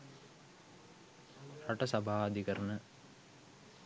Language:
Sinhala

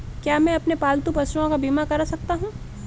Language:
Hindi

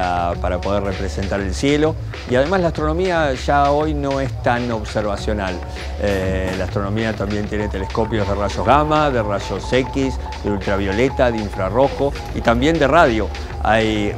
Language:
Spanish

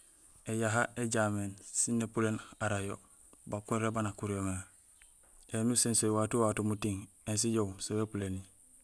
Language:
Gusilay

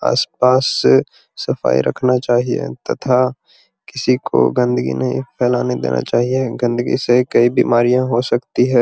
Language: Magahi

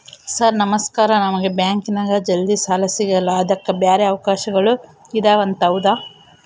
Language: Kannada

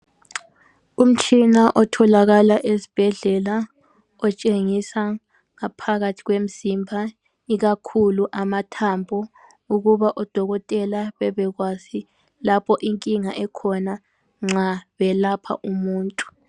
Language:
North Ndebele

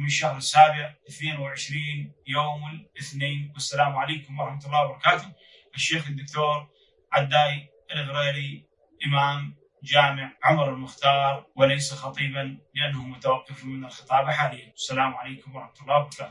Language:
Arabic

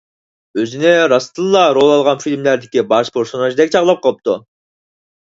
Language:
Uyghur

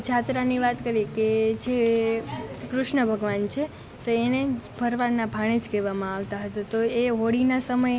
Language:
Gujarati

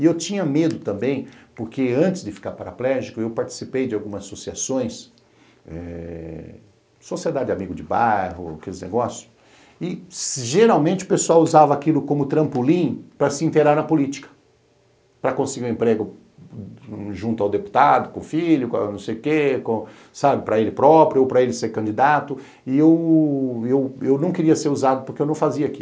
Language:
Portuguese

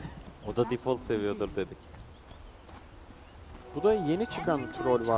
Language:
Turkish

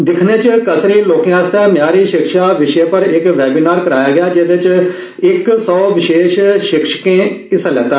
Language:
Dogri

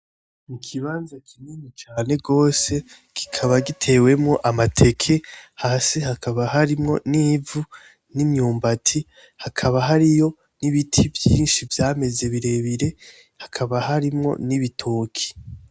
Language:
Rundi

